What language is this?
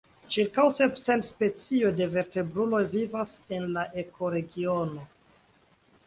Esperanto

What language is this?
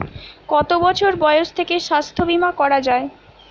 Bangla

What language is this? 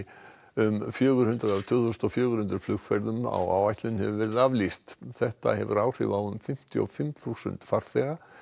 Icelandic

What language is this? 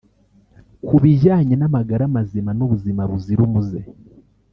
Kinyarwanda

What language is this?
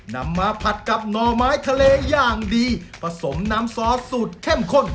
Thai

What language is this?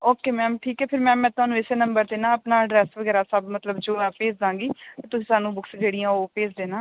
Punjabi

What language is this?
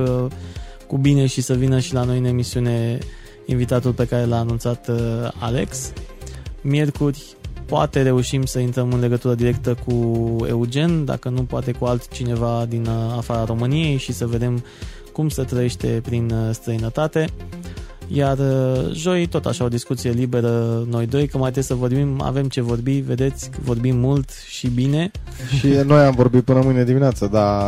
Romanian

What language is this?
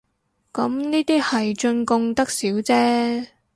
Cantonese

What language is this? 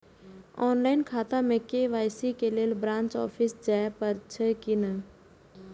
Maithili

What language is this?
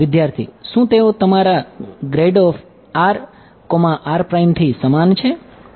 Gujarati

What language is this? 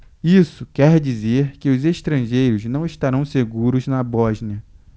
Portuguese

